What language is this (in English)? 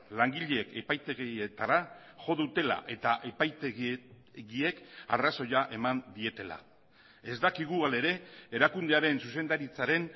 Basque